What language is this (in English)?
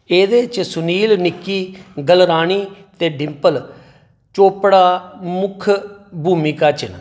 Dogri